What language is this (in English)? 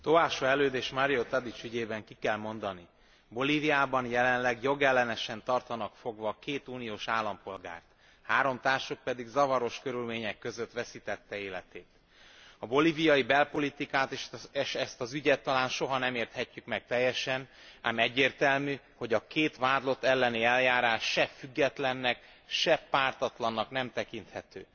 Hungarian